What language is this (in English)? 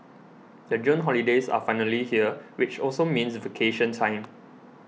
English